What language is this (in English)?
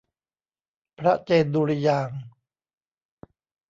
Thai